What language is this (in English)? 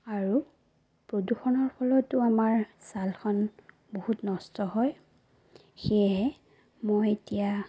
Assamese